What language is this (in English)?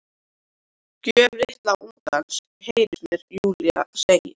Icelandic